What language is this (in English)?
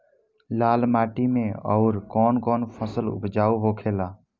Bhojpuri